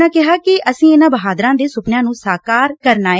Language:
Punjabi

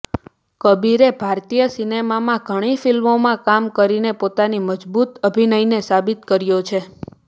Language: Gujarati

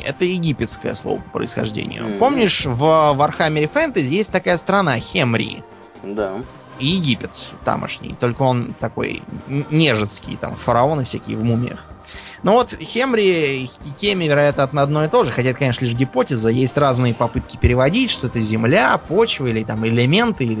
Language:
Russian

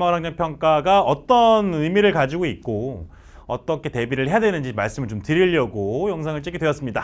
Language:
Korean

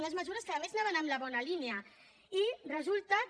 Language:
Catalan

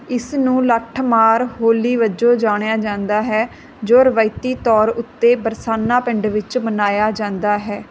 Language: Punjabi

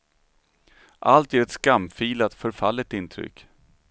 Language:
Swedish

